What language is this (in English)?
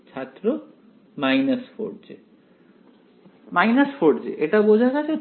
Bangla